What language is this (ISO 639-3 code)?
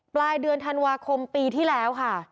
tha